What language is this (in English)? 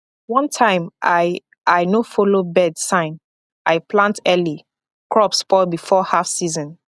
Nigerian Pidgin